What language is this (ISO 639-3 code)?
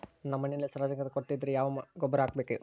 kan